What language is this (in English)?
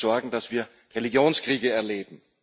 German